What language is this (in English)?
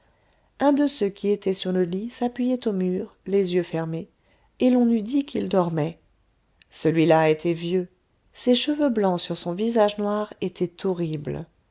French